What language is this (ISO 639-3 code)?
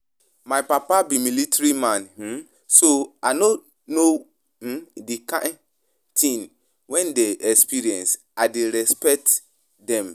pcm